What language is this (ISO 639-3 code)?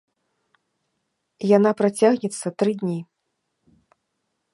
bel